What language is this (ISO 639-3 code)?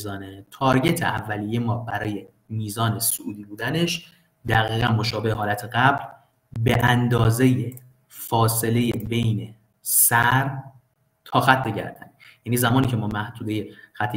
fas